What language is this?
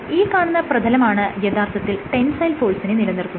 Malayalam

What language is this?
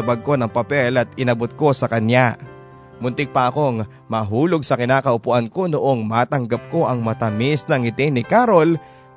Filipino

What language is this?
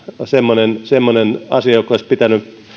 Finnish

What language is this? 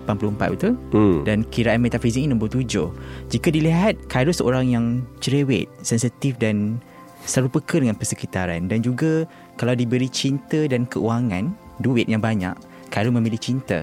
Malay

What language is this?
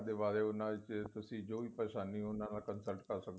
Punjabi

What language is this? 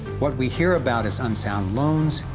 English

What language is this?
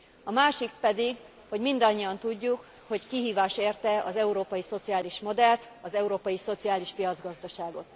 Hungarian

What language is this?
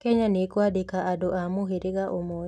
Kikuyu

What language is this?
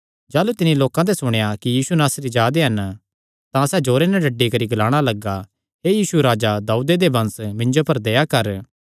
Kangri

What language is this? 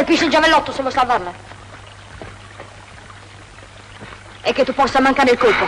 Italian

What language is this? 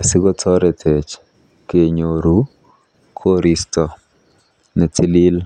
Kalenjin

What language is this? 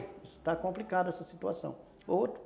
Portuguese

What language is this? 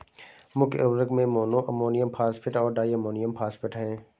Hindi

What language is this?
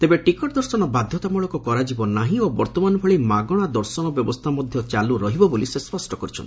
Odia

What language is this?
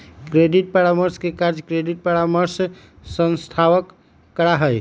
Magahi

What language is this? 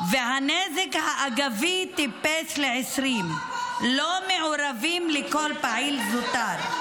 Hebrew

